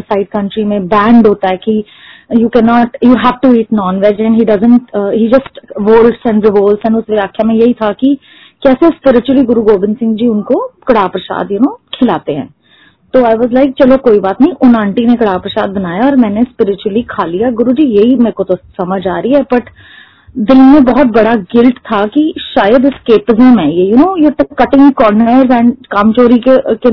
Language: Hindi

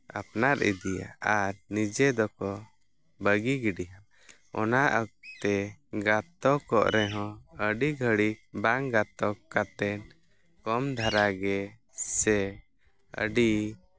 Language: Santali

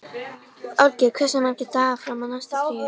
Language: Icelandic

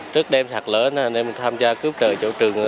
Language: Vietnamese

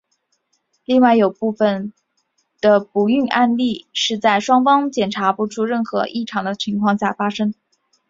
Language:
Chinese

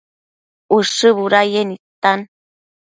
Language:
Matsés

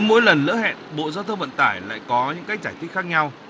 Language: Vietnamese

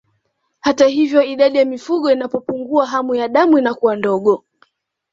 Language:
Swahili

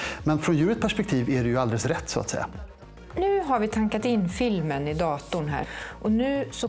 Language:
Swedish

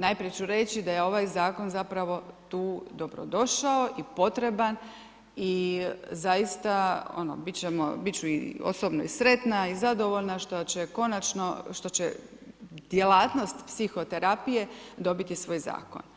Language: Croatian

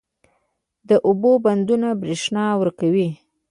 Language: Pashto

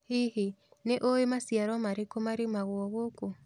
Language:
Kikuyu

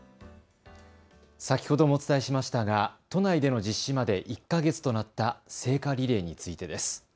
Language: Japanese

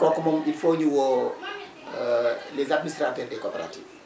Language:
Wolof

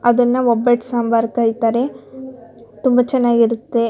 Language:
Kannada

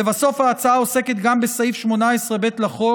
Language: Hebrew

